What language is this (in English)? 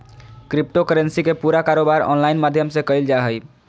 Magahi